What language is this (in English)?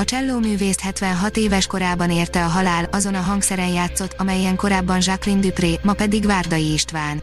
Hungarian